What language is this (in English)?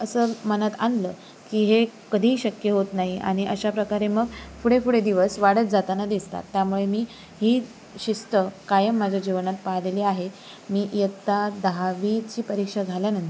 Marathi